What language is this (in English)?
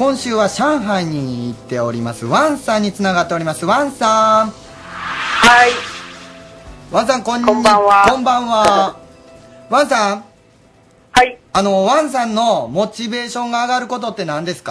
Japanese